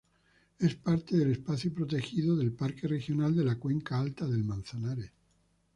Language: Spanish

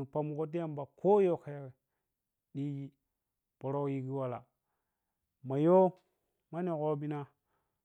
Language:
Piya-Kwonci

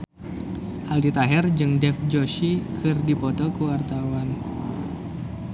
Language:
Sundanese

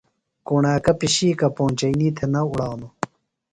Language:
Phalura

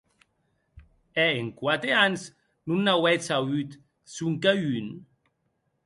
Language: Occitan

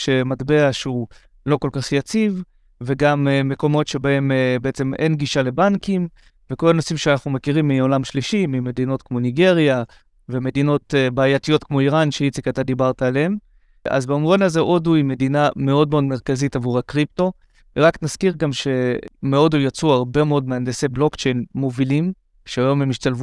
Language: Hebrew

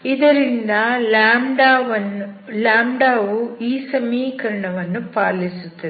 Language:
Kannada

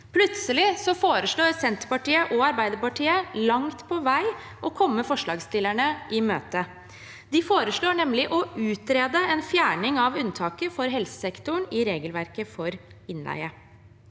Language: Norwegian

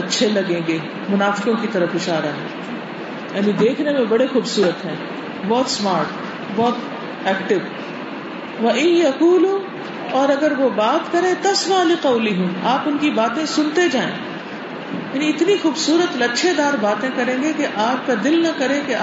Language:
Urdu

